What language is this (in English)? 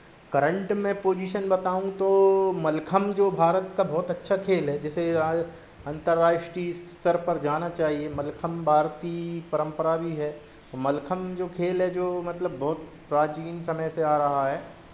Hindi